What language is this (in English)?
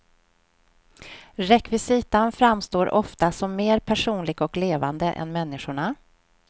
Swedish